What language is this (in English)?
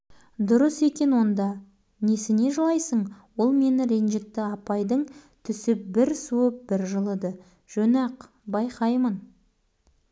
Kazakh